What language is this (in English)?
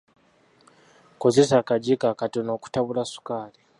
Ganda